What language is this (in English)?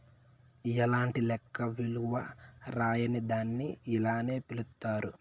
Telugu